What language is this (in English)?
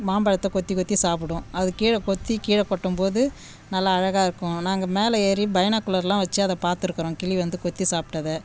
Tamil